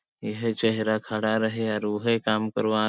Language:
Sadri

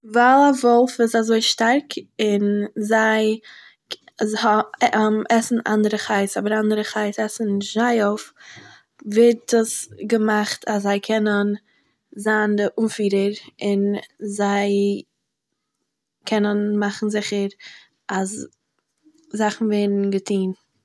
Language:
Yiddish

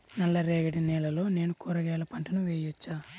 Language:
Telugu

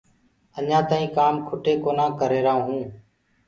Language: Gurgula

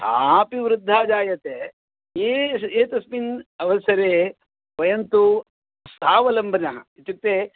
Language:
Sanskrit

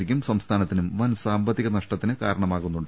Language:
Malayalam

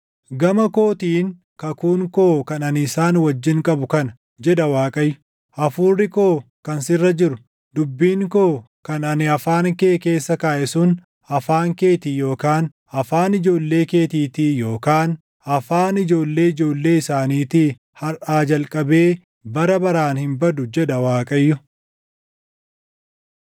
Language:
Oromo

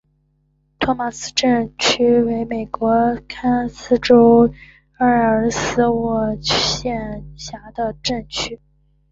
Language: Chinese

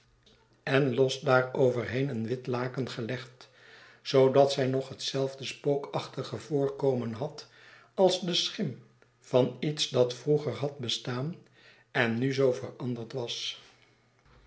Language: Dutch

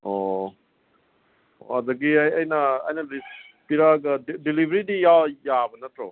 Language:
Manipuri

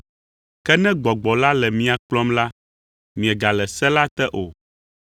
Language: Ewe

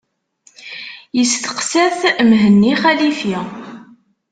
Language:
Kabyle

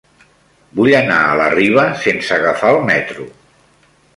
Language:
Catalan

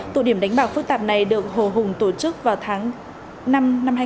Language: Vietnamese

